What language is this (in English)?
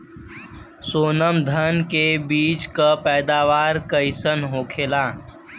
Bhojpuri